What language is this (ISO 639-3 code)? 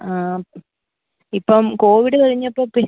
mal